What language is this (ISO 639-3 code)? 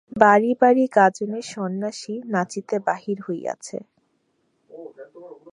ben